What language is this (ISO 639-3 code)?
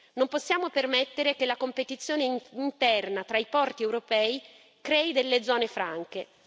ita